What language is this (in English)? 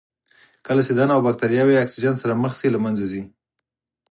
Pashto